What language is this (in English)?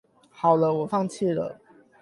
Chinese